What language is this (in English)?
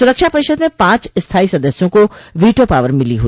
Hindi